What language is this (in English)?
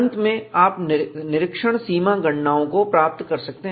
Hindi